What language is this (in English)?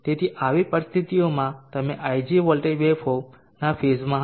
Gujarati